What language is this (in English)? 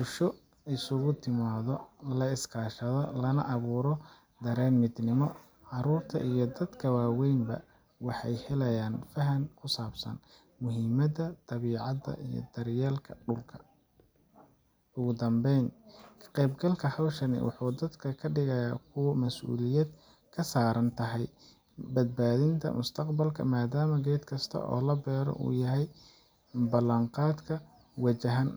Somali